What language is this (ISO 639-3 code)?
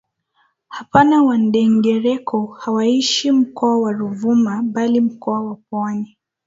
swa